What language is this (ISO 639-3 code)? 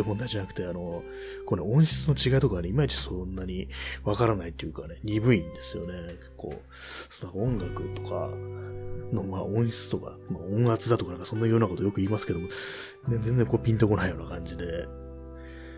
jpn